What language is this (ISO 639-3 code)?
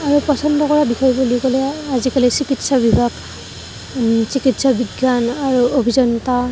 asm